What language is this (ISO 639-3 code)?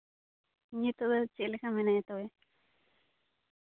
sat